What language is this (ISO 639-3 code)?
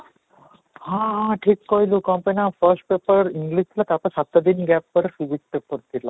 ori